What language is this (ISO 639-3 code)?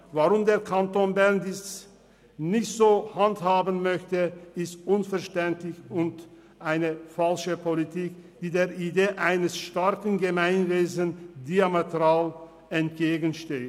gsw